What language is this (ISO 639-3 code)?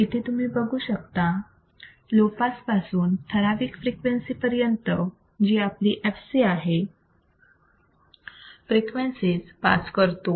mar